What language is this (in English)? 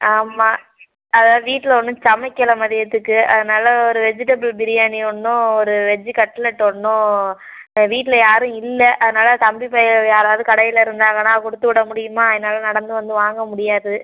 Tamil